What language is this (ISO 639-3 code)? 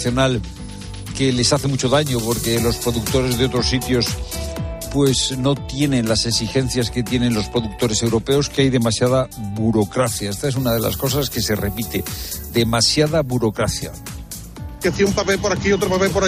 spa